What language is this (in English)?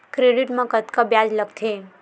Chhattisgarhi